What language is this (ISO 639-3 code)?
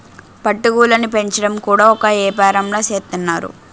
tel